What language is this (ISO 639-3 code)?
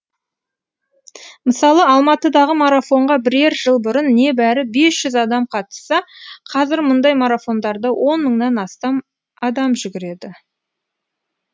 kaz